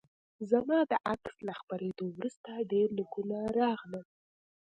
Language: Pashto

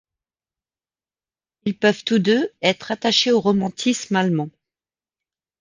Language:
French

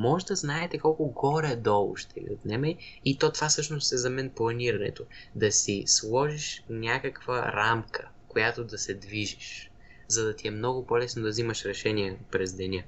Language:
Bulgarian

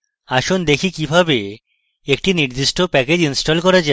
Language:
Bangla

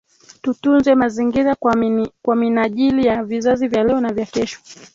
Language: Swahili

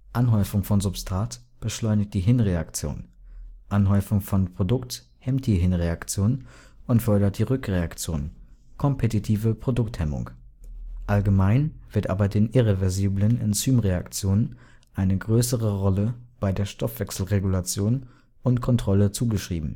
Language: German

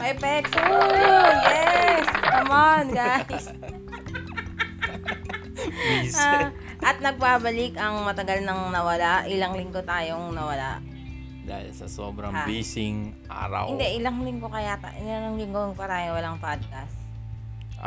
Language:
Filipino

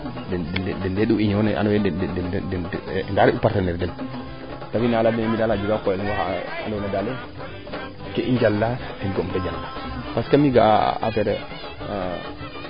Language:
Serer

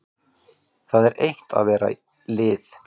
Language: Icelandic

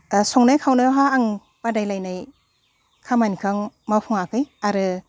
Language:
Bodo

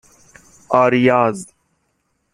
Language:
Persian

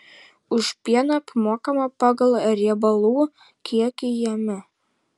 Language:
Lithuanian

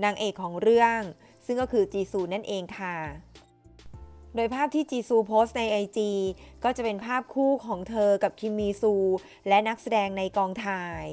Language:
Thai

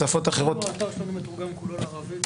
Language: Hebrew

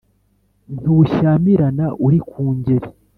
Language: Kinyarwanda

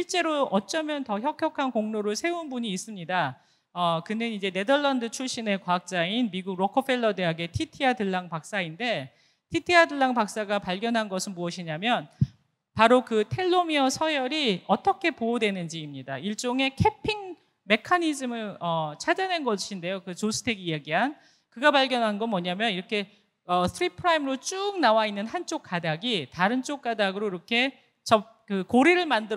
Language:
Korean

